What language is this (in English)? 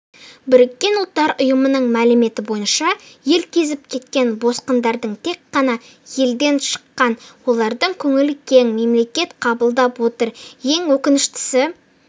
Kazakh